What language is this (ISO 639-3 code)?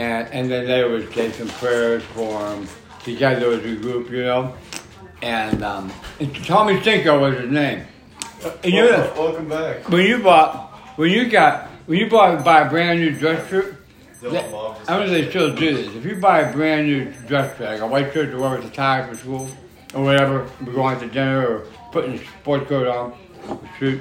eng